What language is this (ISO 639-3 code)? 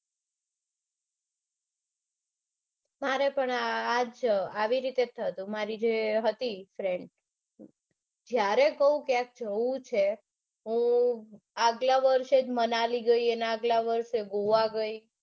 guj